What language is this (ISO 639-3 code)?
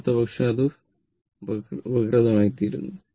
mal